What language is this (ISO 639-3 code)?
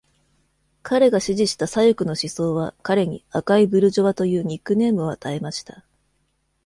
jpn